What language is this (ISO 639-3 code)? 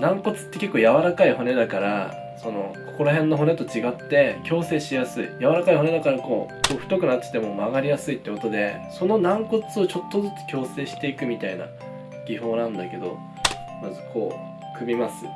jpn